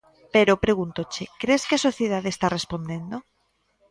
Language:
Galician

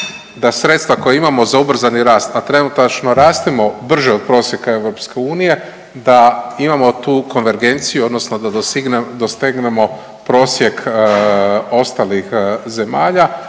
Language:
Croatian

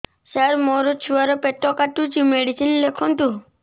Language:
Odia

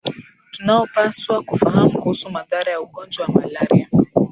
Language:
Swahili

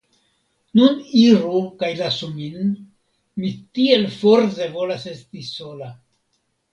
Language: Esperanto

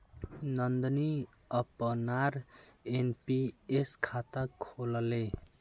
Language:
Magahi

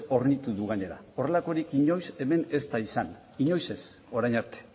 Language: Basque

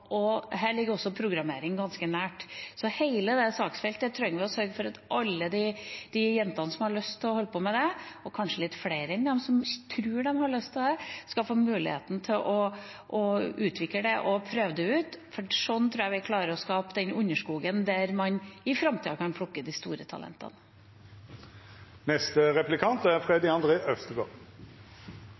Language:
Norwegian Bokmål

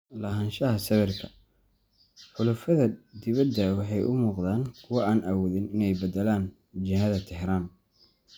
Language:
Somali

